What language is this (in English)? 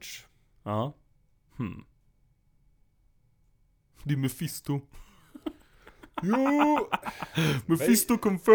Swedish